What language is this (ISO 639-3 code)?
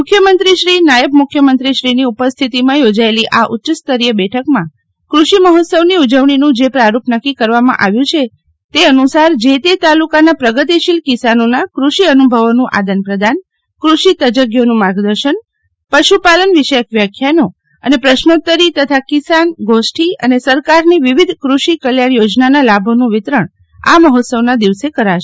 guj